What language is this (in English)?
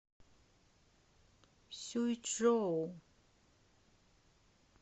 Russian